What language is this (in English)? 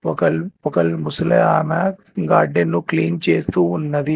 Telugu